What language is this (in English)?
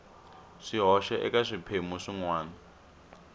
Tsonga